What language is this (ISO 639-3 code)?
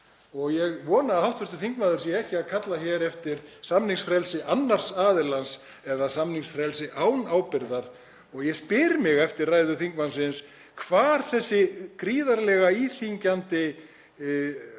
isl